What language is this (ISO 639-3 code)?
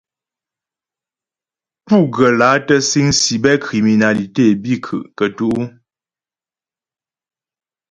bbj